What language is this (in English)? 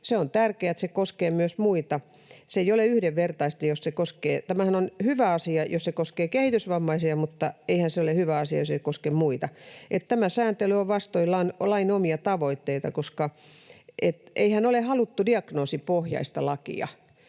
Finnish